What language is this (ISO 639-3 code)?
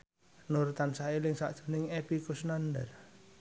jav